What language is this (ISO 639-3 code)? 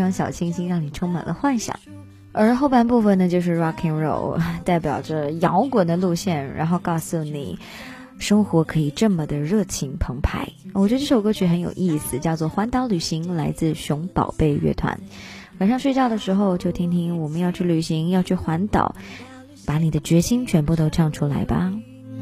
zho